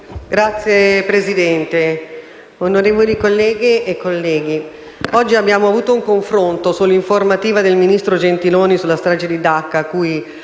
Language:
Italian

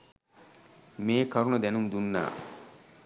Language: Sinhala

